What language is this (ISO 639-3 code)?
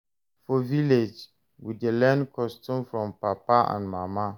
pcm